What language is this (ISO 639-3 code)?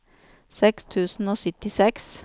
nor